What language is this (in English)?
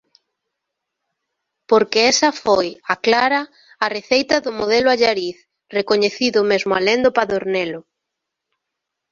Galician